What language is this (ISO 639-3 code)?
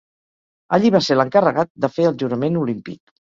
cat